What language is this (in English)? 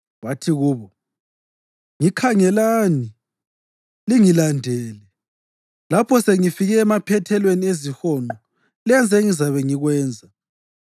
North Ndebele